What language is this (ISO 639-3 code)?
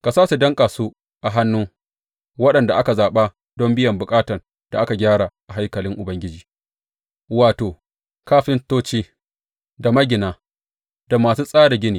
hau